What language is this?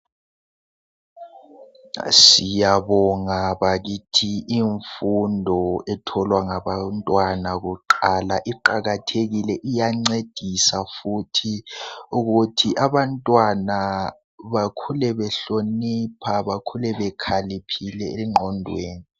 North Ndebele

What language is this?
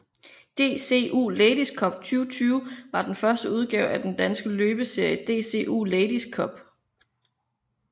Danish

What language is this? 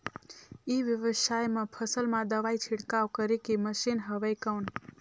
Chhattisgarhi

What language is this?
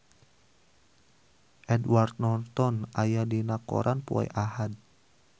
Sundanese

